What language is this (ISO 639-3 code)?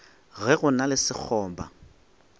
nso